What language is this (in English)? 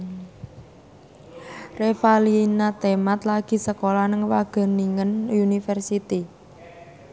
Javanese